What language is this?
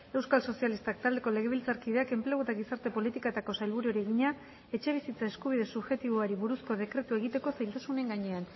Basque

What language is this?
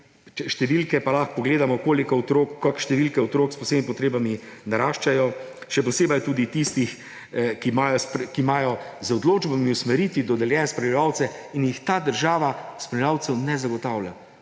Slovenian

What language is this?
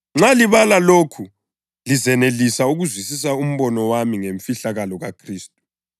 North Ndebele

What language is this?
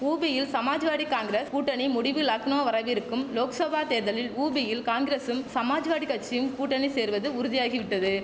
Tamil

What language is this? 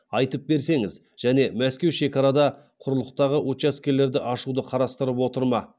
Kazakh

